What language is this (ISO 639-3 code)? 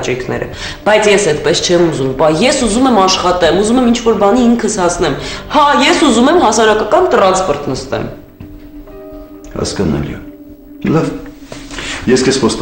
ron